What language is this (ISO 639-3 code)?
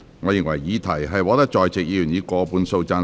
yue